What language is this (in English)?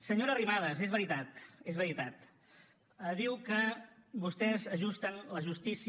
Catalan